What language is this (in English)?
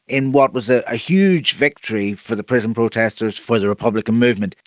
English